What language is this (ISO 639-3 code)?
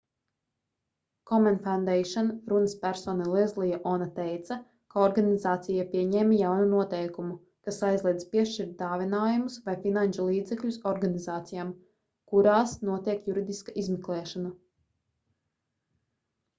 lav